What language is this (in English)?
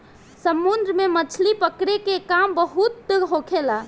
Bhojpuri